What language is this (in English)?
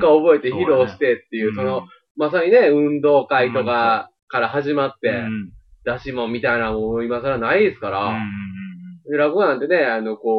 Japanese